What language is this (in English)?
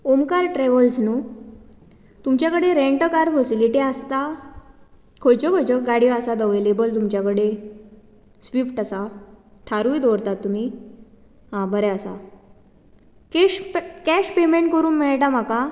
Konkani